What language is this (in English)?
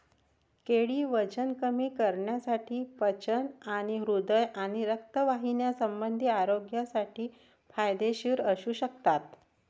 Marathi